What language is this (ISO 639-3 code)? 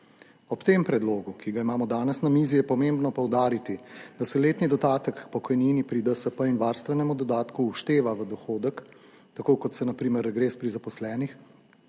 slv